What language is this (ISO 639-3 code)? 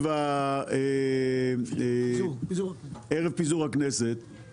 heb